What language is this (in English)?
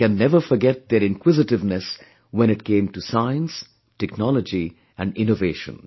English